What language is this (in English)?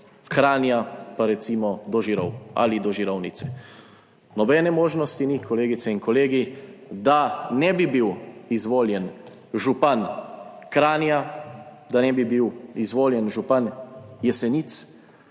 Slovenian